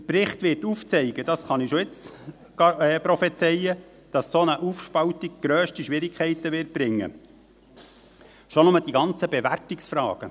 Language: Swiss German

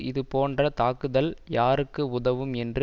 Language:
Tamil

